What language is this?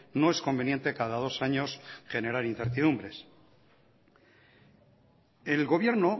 Spanish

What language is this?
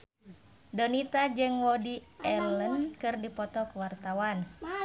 Sundanese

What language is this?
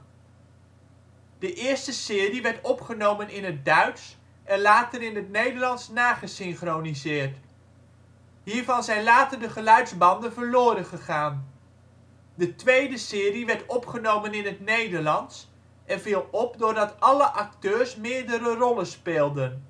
Dutch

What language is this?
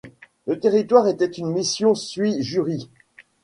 French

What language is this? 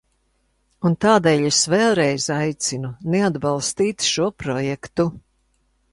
Latvian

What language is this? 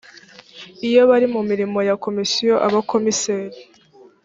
Kinyarwanda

